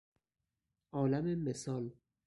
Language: Persian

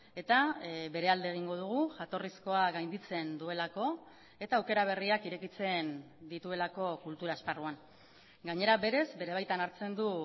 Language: Basque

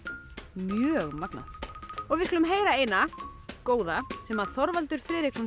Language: Icelandic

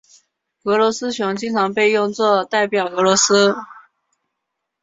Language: Chinese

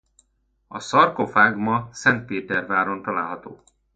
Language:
Hungarian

